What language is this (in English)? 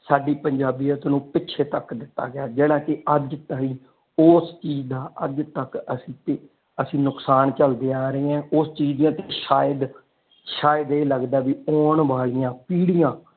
Punjabi